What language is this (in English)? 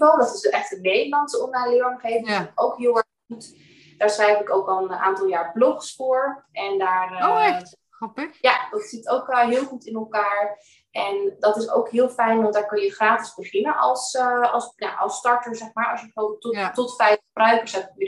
Dutch